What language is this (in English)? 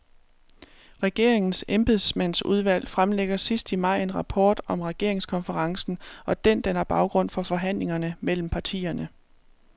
Danish